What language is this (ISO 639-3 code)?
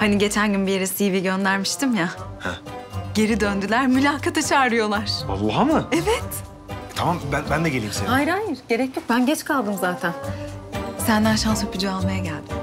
tur